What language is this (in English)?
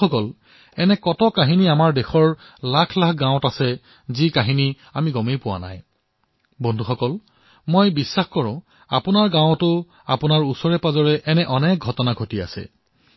Assamese